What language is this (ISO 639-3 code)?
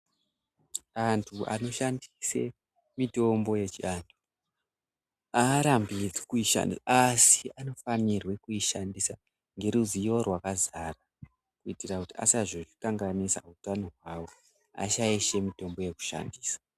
ndc